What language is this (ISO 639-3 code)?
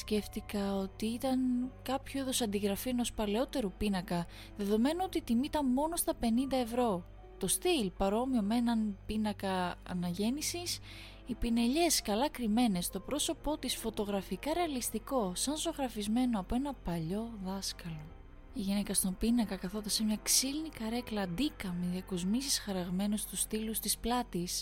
ell